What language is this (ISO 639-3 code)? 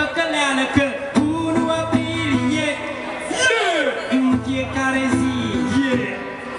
ron